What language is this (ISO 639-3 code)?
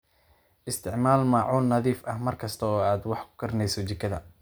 som